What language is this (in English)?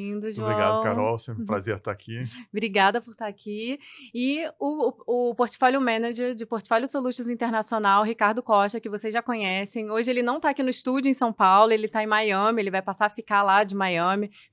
Portuguese